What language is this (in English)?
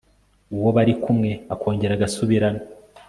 Kinyarwanda